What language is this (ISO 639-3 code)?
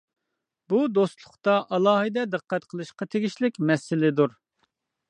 uig